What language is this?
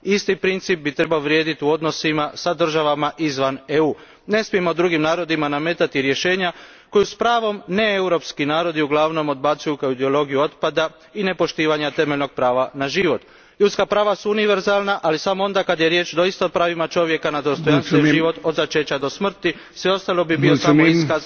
Croatian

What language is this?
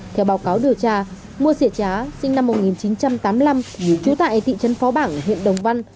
Vietnamese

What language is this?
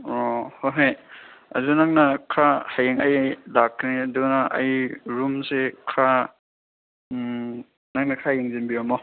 Manipuri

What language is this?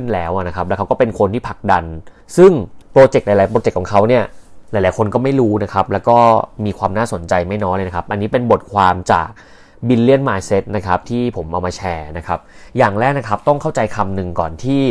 Thai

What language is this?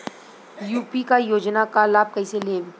Bhojpuri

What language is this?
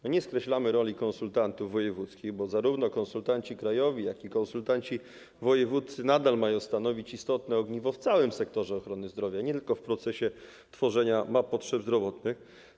Polish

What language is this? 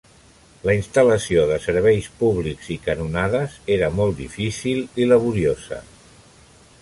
Catalan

